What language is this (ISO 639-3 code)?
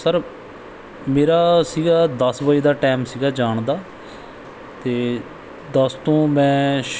pan